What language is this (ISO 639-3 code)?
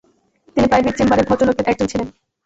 ben